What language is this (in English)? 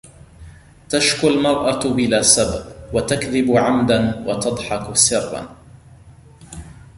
Arabic